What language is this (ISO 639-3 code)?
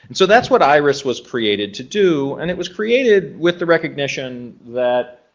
eng